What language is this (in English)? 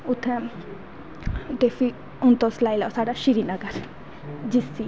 Dogri